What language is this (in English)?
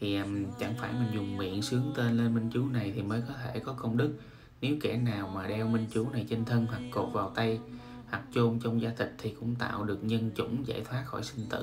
Vietnamese